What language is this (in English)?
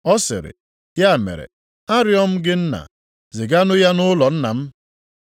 Igbo